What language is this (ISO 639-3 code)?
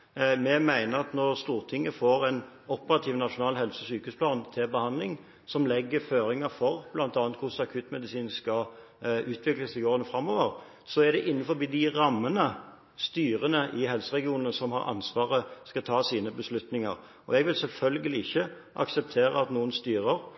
nob